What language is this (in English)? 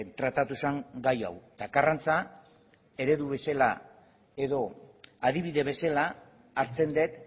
Basque